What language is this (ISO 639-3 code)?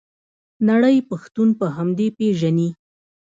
pus